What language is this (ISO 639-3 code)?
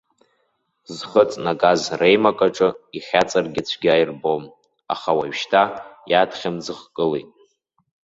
abk